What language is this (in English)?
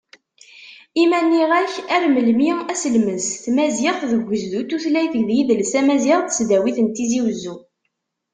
Kabyle